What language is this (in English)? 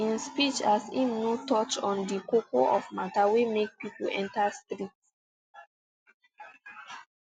Nigerian Pidgin